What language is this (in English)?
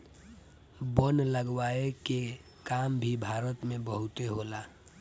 Bhojpuri